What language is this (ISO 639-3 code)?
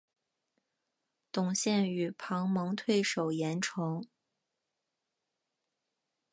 zho